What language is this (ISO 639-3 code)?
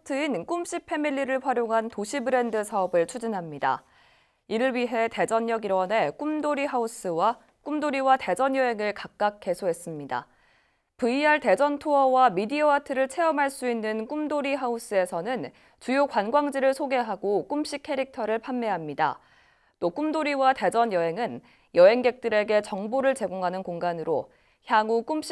kor